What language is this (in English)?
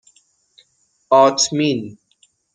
Persian